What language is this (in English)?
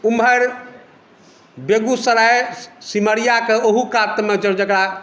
Maithili